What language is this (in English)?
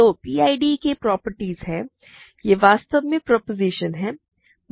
Hindi